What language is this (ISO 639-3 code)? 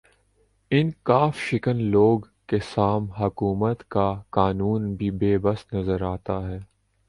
urd